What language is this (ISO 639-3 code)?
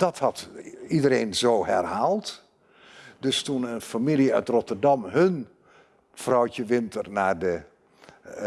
nld